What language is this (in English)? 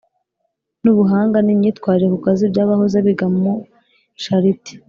Kinyarwanda